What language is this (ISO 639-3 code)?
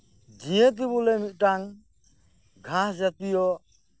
sat